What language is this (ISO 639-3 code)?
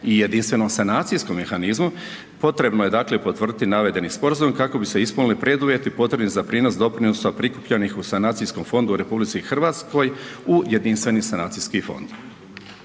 hrv